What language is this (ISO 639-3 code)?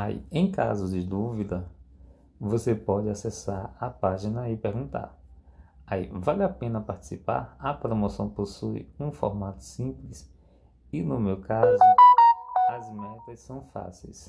por